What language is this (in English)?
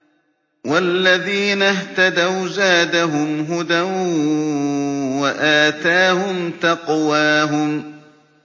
Arabic